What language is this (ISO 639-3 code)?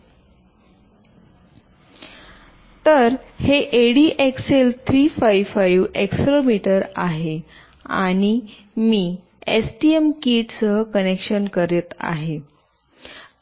mar